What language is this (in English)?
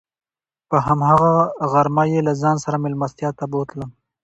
Pashto